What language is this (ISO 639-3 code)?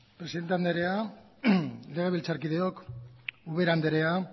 eus